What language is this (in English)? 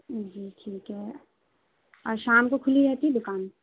Urdu